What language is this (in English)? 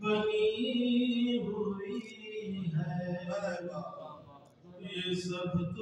Arabic